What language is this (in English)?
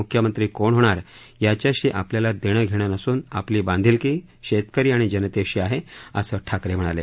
Marathi